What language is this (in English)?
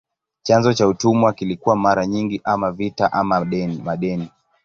Swahili